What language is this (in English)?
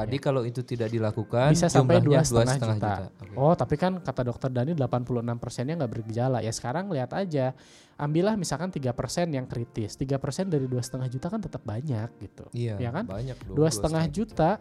Indonesian